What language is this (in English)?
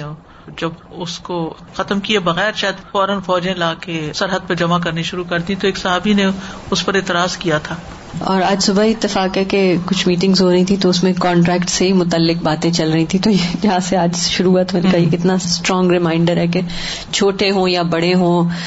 Urdu